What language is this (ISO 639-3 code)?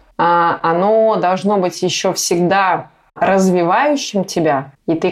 rus